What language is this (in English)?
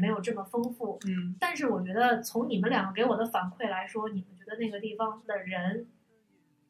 Chinese